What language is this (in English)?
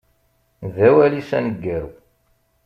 Kabyle